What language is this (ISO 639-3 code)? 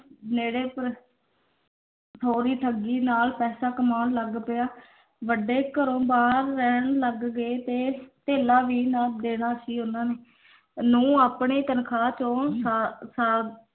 pan